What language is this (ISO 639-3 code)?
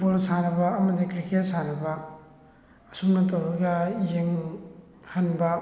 mni